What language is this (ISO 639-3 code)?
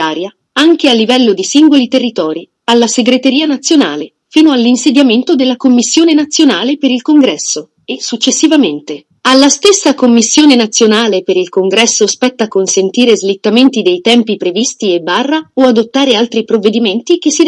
ita